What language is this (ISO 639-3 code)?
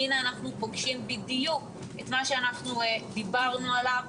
heb